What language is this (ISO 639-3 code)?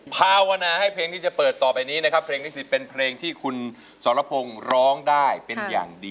tha